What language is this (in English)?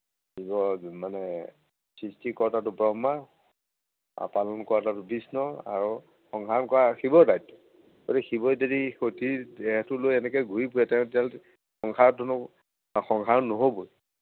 Assamese